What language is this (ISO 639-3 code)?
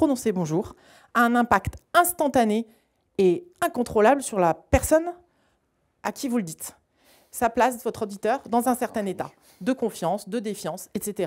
fra